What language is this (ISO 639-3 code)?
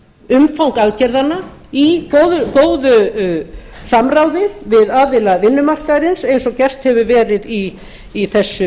isl